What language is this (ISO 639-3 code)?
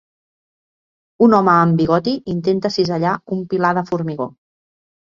cat